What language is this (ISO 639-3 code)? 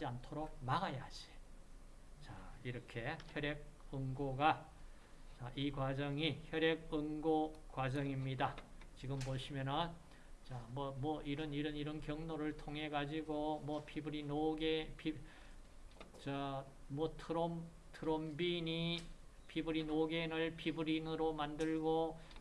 kor